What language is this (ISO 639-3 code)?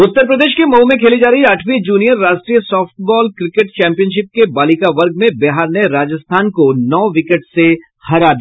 hin